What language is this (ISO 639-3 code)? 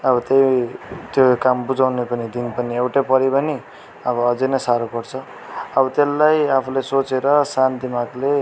nep